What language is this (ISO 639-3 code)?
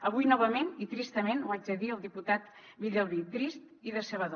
cat